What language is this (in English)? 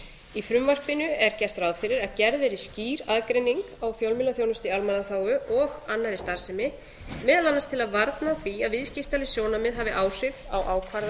Icelandic